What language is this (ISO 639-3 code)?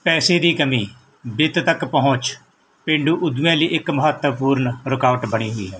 pan